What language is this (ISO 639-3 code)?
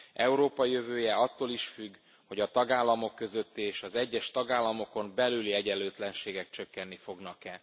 hun